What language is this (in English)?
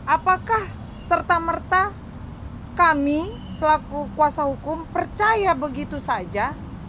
Indonesian